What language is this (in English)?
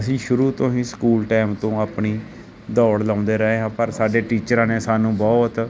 Punjabi